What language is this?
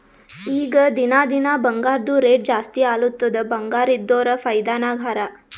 Kannada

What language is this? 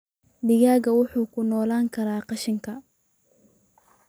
Somali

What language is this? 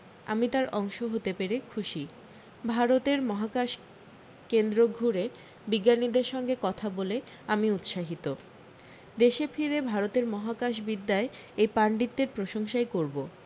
Bangla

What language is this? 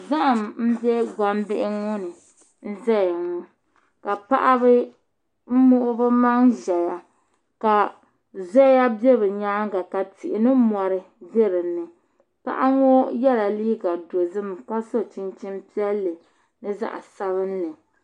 Dagbani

